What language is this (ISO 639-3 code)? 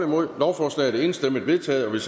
dan